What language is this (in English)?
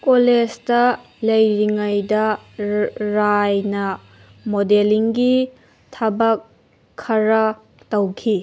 Manipuri